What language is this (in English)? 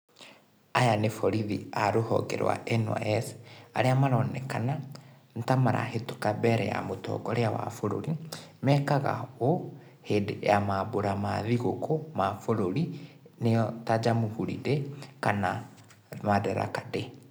Kikuyu